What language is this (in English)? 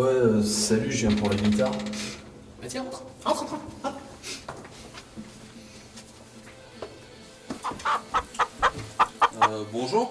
French